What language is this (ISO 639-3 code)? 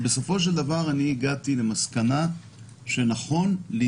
heb